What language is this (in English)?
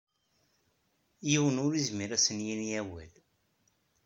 Kabyle